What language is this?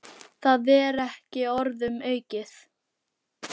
Icelandic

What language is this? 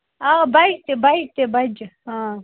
Kashmiri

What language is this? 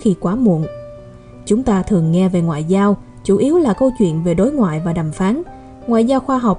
Vietnamese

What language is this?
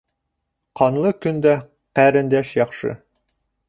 Bashkir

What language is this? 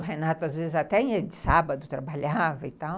Portuguese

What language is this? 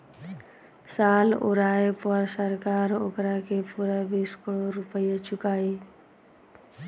Bhojpuri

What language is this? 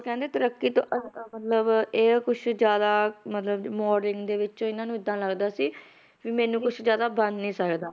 Punjabi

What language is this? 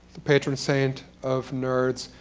English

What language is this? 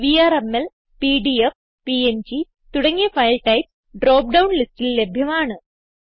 Malayalam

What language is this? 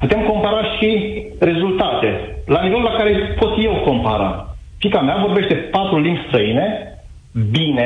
Romanian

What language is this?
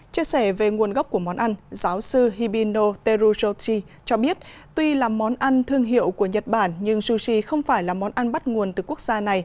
Vietnamese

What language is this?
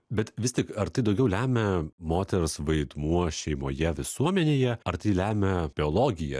Lithuanian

